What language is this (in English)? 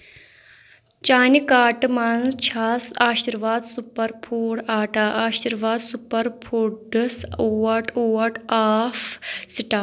Kashmiri